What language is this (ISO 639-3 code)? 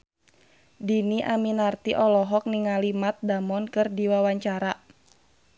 sun